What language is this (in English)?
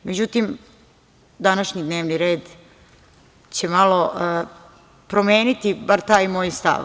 Serbian